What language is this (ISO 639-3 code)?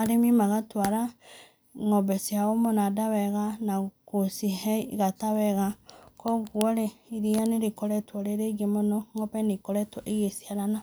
kik